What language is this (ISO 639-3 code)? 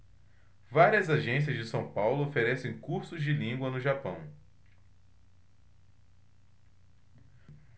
por